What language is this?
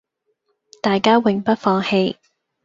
Cantonese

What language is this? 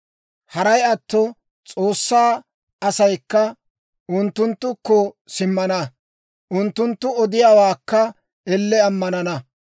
Dawro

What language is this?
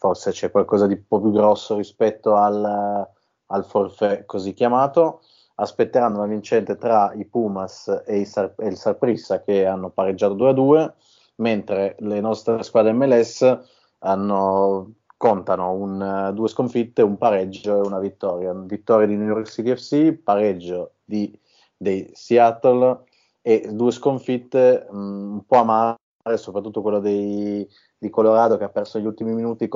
Italian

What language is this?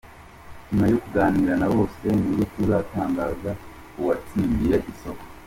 Kinyarwanda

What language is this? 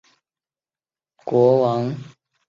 Chinese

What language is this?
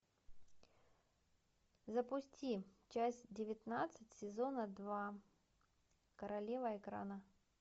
Russian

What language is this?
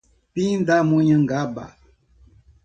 Portuguese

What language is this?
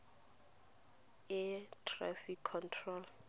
Tswana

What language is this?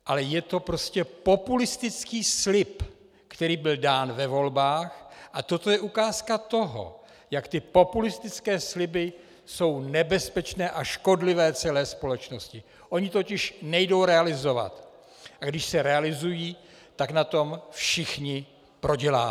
Czech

